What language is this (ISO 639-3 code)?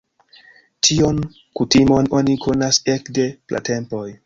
epo